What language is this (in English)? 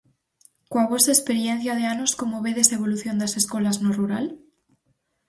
Galician